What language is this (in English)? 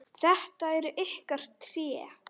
Icelandic